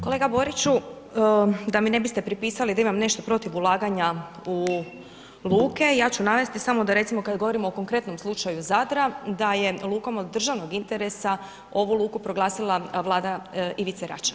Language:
Croatian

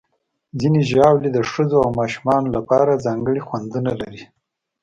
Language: Pashto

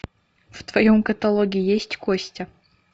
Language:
Russian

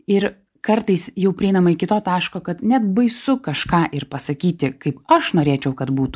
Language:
Lithuanian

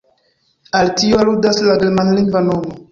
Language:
Esperanto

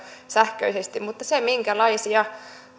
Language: Finnish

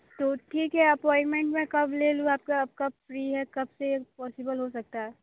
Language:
Hindi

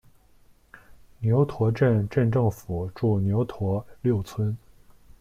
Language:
Chinese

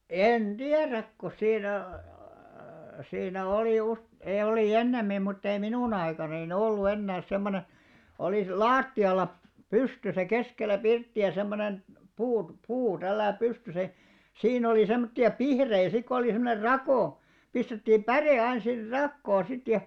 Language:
Finnish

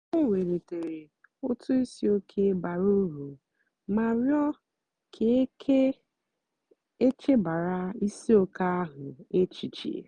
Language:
Igbo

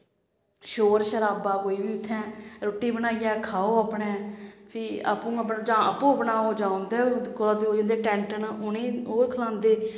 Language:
Dogri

